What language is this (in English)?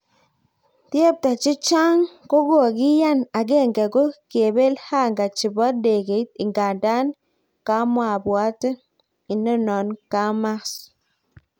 Kalenjin